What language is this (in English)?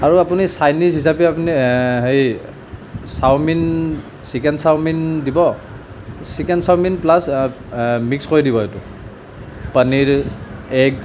Assamese